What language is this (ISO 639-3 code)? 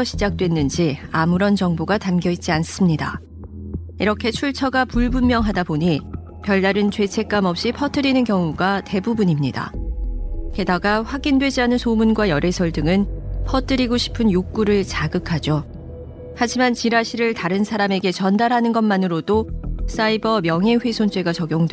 kor